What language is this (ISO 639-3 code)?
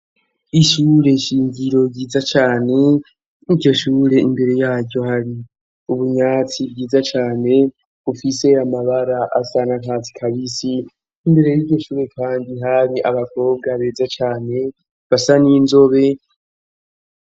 run